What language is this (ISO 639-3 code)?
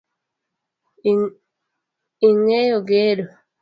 luo